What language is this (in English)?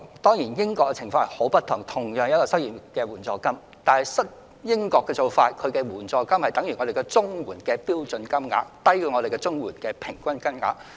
Cantonese